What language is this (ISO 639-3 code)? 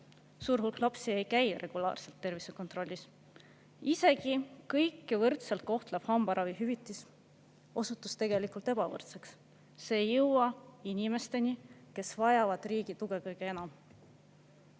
est